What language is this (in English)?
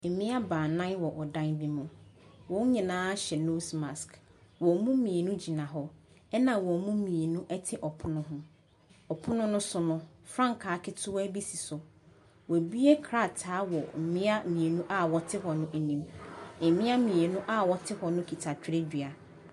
Akan